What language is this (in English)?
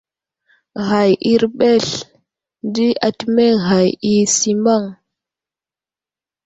Wuzlam